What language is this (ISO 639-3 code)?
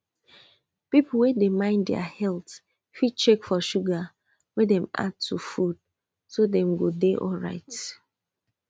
pcm